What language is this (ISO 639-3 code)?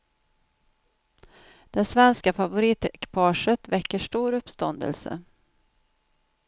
swe